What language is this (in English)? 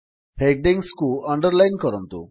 Odia